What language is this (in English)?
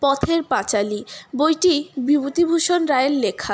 Bangla